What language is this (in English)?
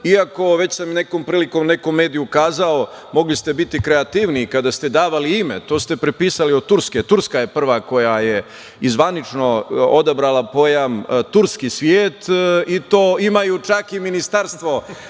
Serbian